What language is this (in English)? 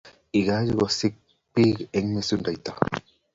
Kalenjin